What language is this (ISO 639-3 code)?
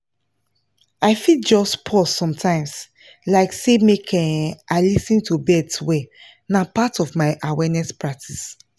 pcm